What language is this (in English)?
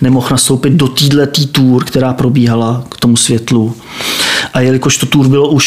Czech